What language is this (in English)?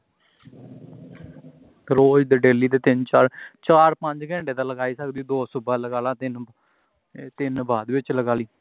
Punjabi